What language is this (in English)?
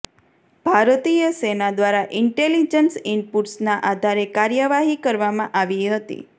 Gujarati